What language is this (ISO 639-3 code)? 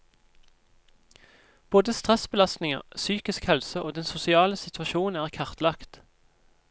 nor